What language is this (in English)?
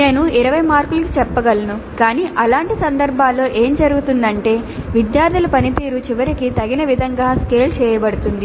Telugu